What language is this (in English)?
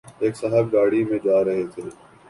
Urdu